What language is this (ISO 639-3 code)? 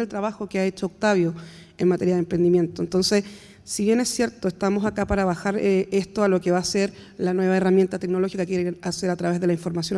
spa